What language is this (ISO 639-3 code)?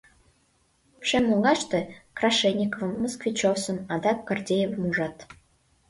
chm